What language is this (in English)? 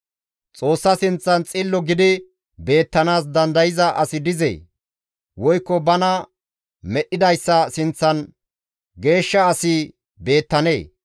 Gamo